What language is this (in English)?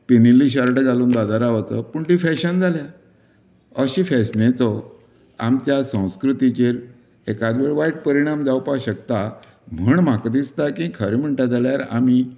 Konkani